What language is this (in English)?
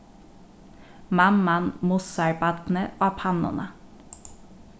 Faroese